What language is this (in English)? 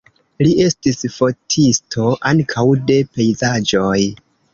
Esperanto